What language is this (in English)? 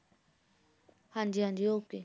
Punjabi